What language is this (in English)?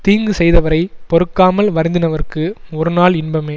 Tamil